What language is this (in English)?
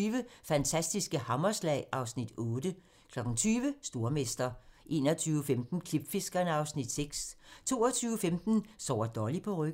Danish